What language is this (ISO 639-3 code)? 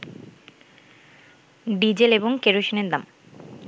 ben